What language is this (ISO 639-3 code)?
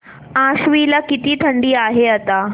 mar